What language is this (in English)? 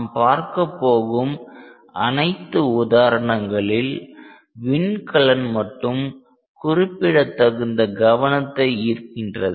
Tamil